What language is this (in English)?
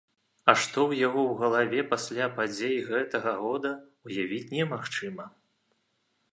Belarusian